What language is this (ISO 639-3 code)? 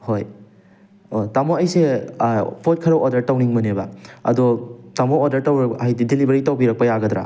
mni